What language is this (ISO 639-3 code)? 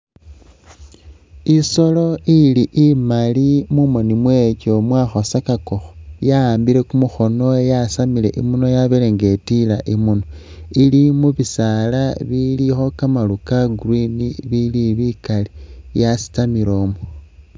myx